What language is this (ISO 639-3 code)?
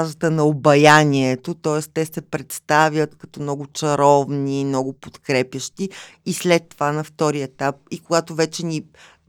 bul